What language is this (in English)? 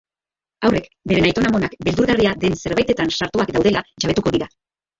Basque